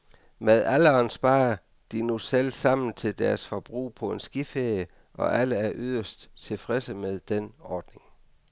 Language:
Danish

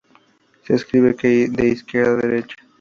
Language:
Spanish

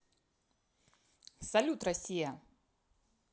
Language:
Russian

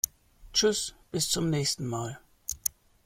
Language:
German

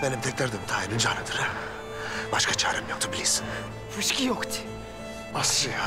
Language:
Turkish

